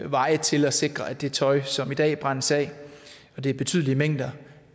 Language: Danish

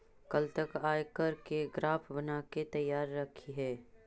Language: Magahi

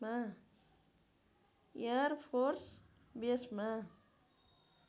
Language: Nepali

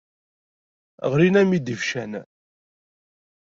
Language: Kabyle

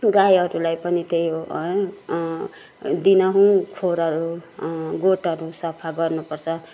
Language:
Nepali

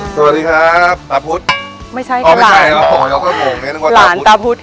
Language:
Thai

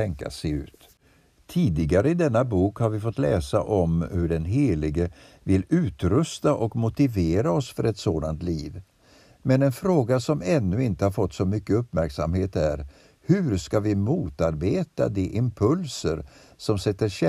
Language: Swedish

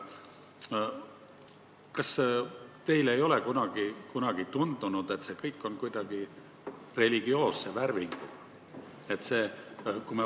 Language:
Estonian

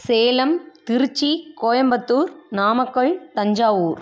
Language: Tamil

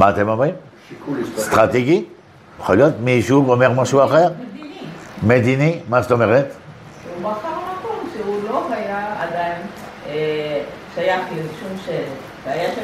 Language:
Hebrew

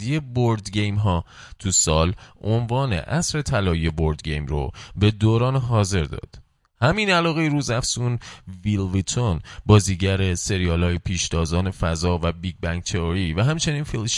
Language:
Persian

